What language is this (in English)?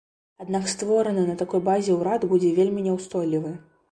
Belarusian